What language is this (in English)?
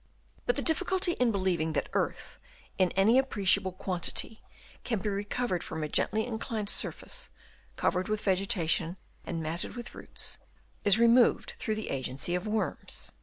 English